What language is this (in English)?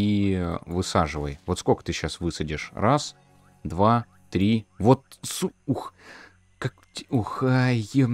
Russian